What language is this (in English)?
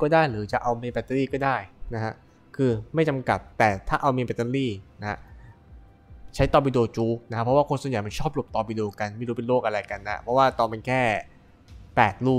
Thai